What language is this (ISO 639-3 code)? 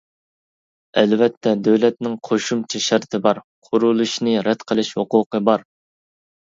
uig